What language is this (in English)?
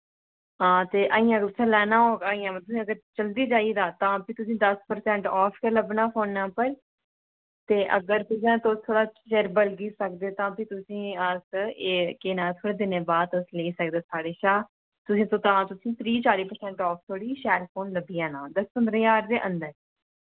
Dogri